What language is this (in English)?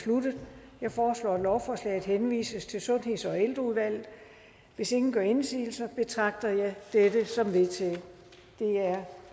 Danish